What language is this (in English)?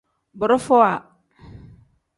Tem